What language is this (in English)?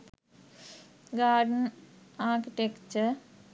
Sinhala